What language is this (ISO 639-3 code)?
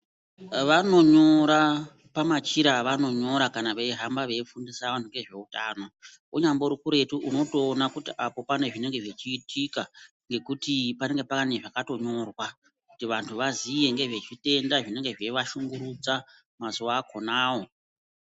ndc